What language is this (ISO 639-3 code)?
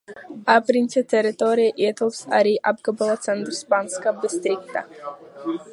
lav